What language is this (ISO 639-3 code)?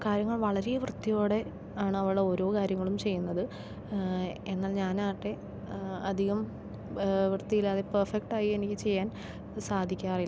mal